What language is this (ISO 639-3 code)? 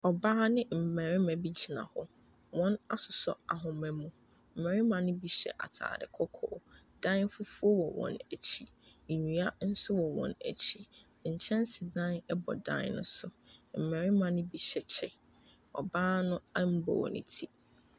aka